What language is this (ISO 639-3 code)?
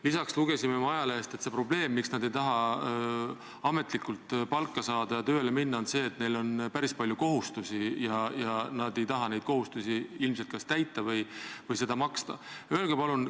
est